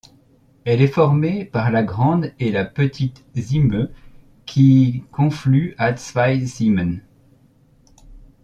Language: French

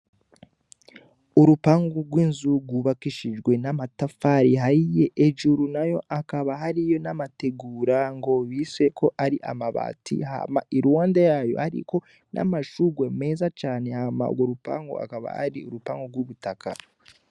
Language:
Rundi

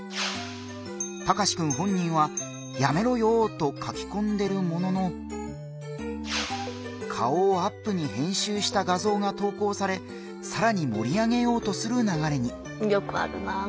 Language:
Japanese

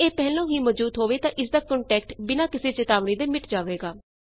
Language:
Punjabi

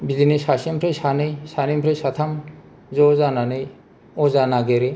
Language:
Bodo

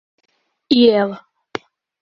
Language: Portuguese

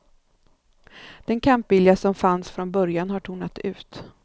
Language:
Swedish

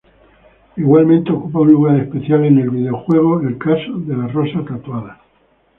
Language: Spanish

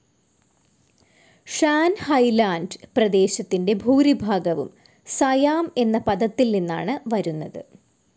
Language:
Malayalam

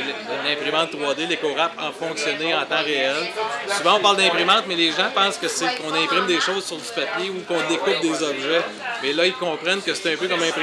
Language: French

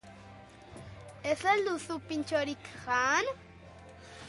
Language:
Basque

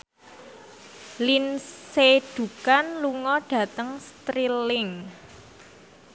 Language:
Javanese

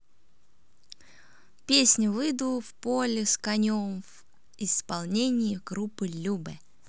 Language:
Russian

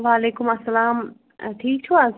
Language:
Kashmiri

